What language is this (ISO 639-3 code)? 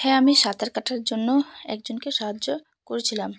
ben